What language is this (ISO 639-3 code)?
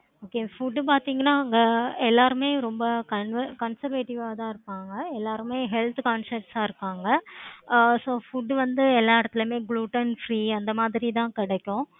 tam